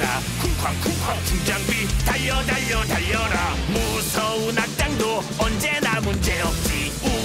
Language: Korean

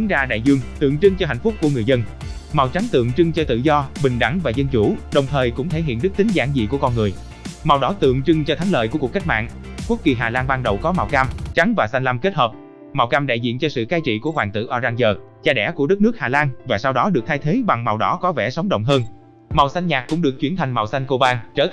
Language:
Vietnamese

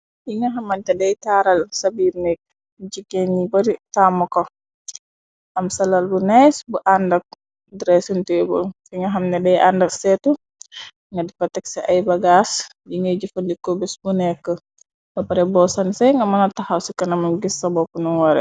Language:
Wolof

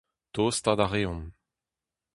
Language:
Breton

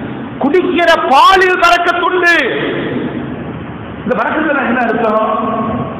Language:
Arabic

